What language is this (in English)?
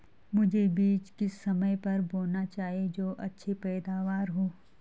Hindi